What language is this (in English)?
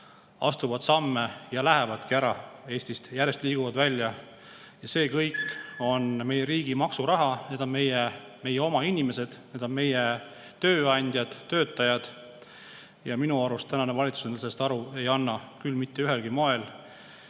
Estonian